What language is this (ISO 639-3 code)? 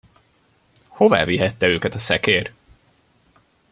hun